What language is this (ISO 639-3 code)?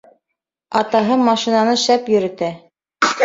bak